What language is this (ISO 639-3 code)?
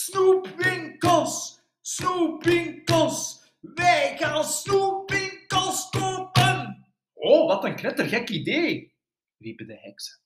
nld